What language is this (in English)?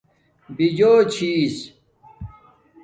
Domaaki